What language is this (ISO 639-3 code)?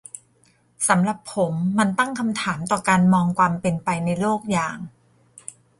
tha